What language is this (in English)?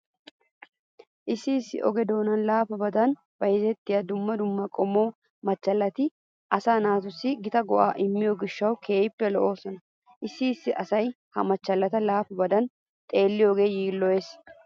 Wolaytta